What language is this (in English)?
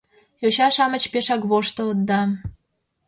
Mari